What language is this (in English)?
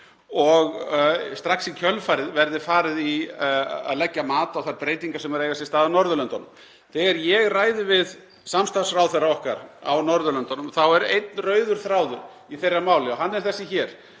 Icelandic